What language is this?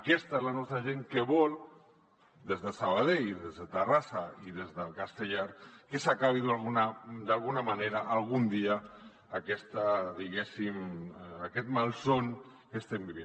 Catalan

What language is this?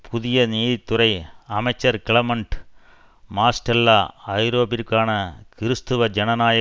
Tamil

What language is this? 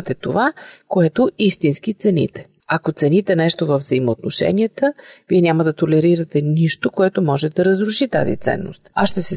Bulgarian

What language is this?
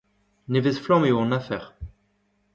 Breton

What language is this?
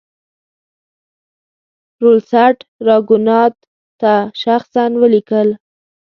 Pashto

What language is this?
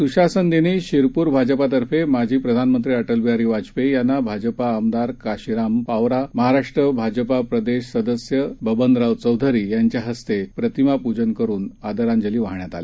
Marathi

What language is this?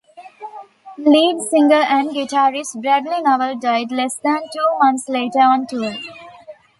English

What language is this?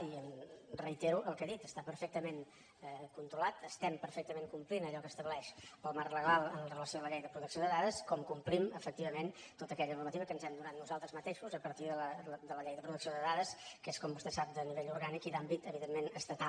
Catalan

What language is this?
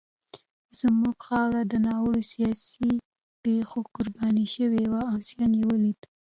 Pashto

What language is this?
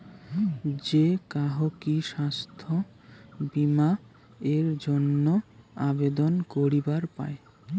Bangla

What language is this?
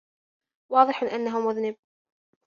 Arabic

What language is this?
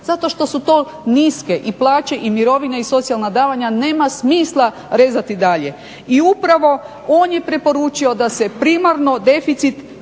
Croatian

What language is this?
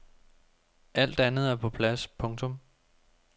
Danish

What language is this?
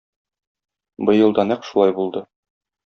Tatar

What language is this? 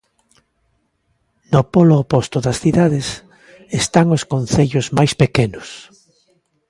Galician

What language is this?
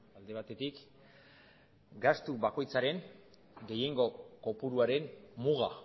Basque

